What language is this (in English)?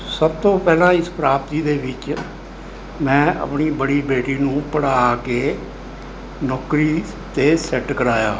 Punjabi